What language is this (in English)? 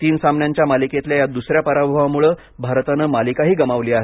Marathi